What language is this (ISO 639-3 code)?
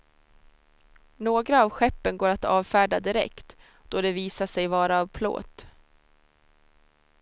swe